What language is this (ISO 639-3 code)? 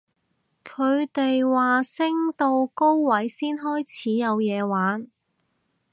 yue